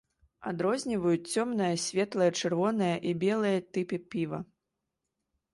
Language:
Belarusian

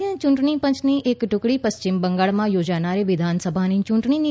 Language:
Gujarati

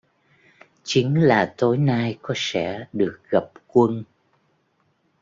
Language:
Vietnamese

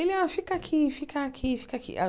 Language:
Portuguese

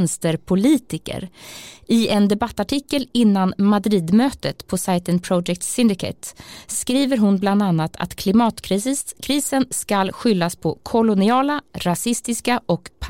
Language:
Swedish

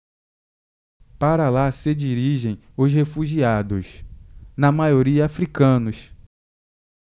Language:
Portuguese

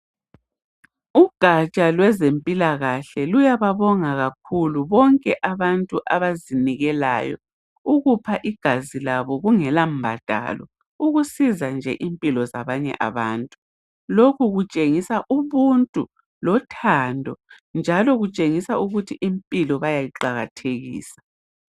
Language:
North Ndebele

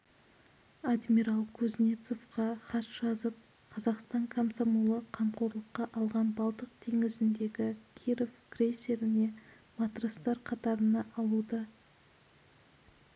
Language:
Kazakh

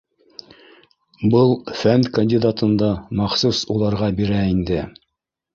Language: Bashkir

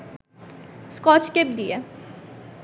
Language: Bangla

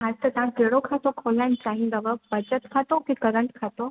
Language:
Sindhi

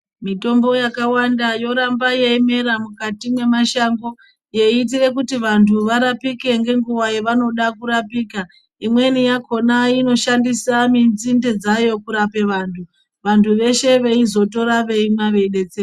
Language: Ndau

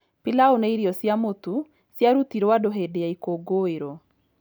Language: Kikuyu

